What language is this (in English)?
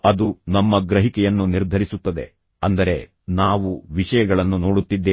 Kannada